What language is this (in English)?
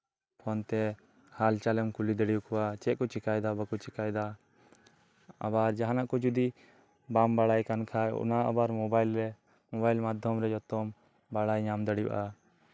Santali